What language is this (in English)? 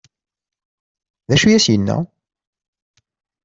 Kabyle